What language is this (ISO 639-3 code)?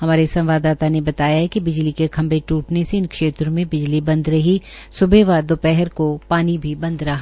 hin